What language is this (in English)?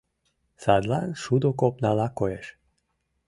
Mari